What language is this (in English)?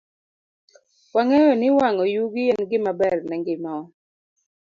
Luo (Kenya and Tanzania)